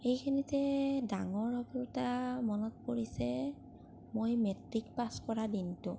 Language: Assamese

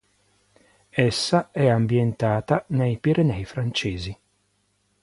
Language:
Italian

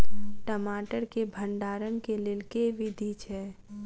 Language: Maithili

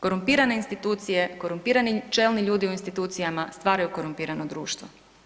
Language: Croatian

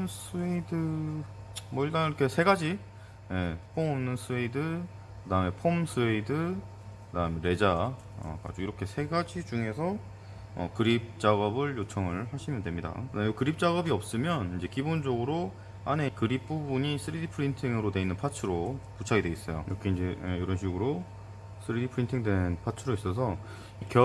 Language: Korean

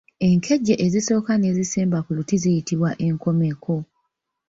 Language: Ganda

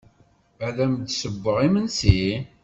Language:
Kabyle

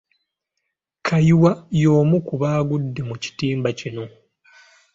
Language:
Ganda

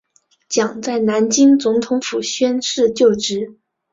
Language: Chinese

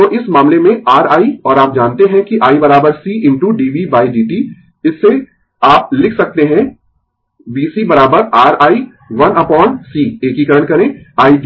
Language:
Hindi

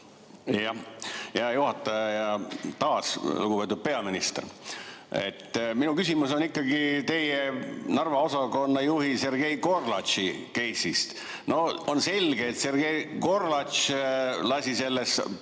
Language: Estonian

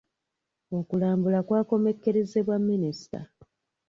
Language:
Ganda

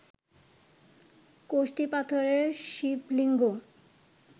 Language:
Bangla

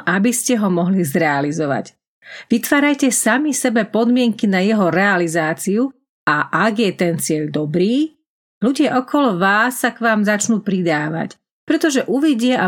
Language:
Slovak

